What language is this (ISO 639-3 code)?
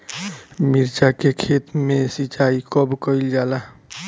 bho